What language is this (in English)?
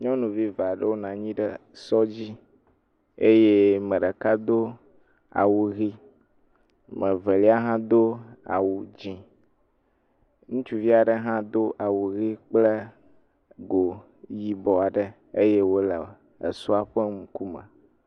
Ewe